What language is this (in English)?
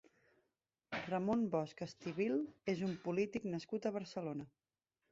Catalan